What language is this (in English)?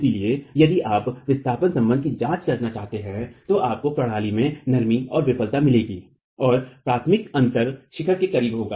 Hindi